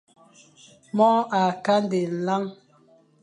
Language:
Fang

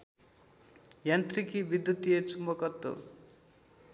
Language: Nepali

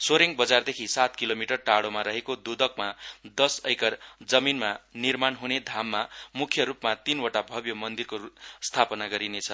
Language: Nepali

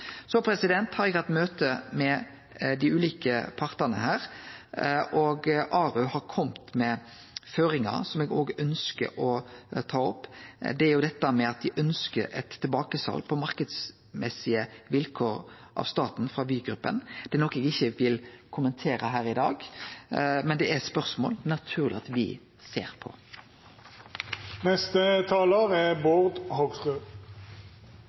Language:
Norwegian Nynorsk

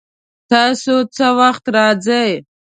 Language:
Pashto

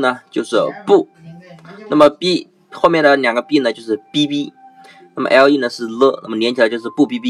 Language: Chinese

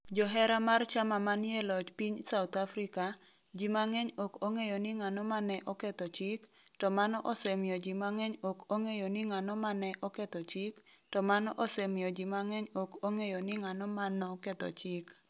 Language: Luo (Kenya and Tanzania)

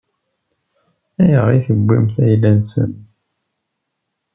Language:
Kabyle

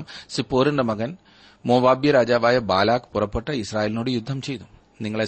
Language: Malayalam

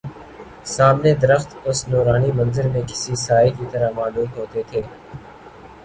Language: Urdu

